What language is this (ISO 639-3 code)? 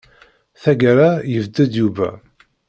kab